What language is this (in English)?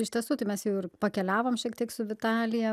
Lithuanian